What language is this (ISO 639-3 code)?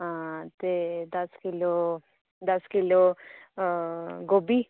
doi